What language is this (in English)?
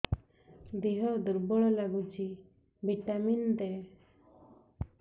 Odia